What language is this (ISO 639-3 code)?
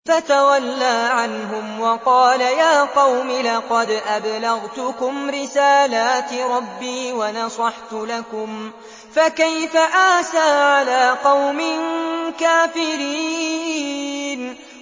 ara